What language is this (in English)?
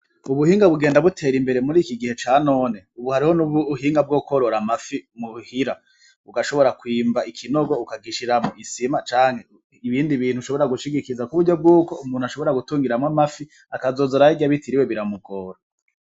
Rundi